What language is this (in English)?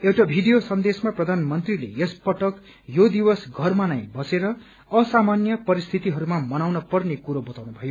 Nepali